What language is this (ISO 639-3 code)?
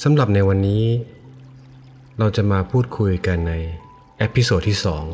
tha